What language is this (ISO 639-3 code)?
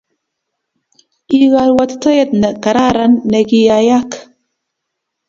kln